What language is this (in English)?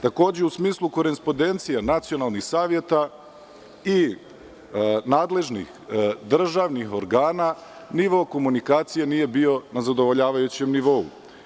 Serbian